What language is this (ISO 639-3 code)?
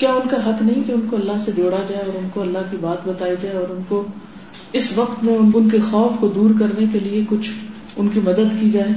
urd